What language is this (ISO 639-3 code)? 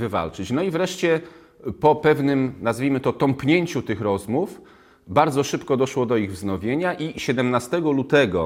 pol